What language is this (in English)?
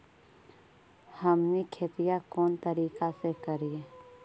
Magahi